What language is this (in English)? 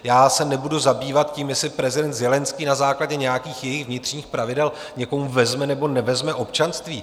Czech